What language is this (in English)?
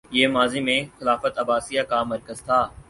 Urdu